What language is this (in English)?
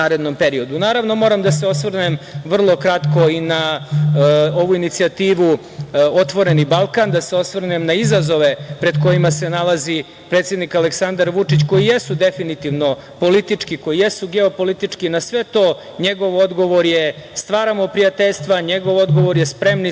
Serbian